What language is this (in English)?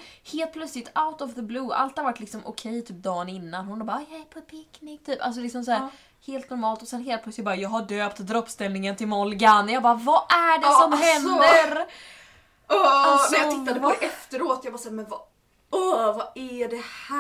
Swedish